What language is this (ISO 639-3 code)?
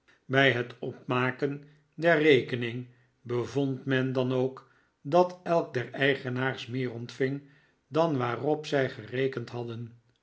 nld